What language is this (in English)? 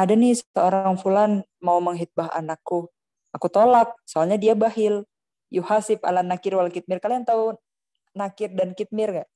Indonesian